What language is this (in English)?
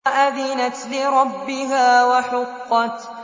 Arabic